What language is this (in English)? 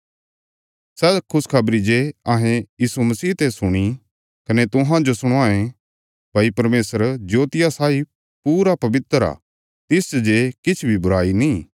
Bilaspuri